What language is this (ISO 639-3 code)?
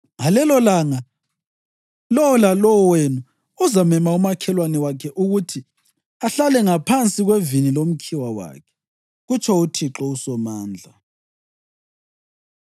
nde